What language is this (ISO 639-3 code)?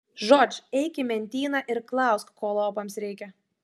lit